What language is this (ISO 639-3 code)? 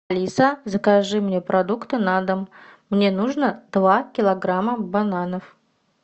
rus